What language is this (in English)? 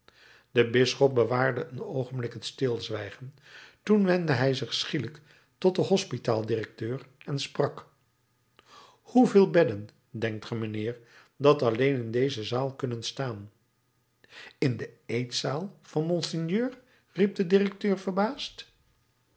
Dutch